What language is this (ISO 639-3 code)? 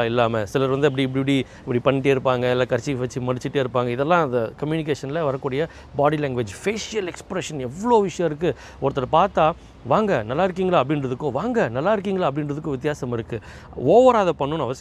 tam